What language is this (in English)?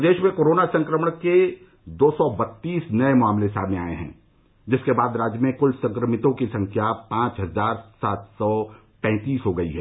Hindi